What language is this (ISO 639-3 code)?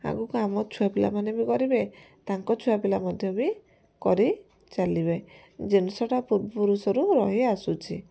ori